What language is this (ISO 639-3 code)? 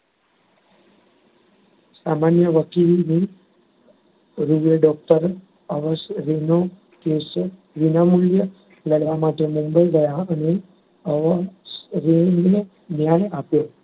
guj